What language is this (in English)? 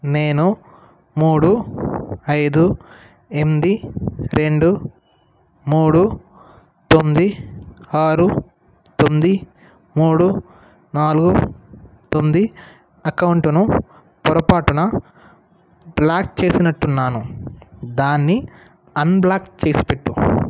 Telugu